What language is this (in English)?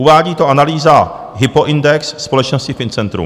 Czech